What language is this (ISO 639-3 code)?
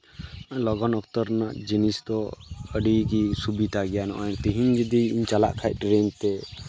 sat